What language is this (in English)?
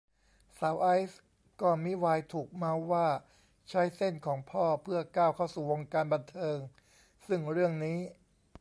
Thai